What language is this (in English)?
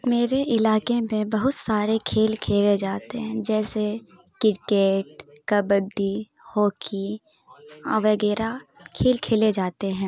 Urdu